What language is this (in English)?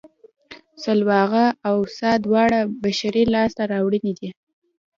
Pashto